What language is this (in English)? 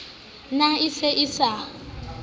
Southern Sotho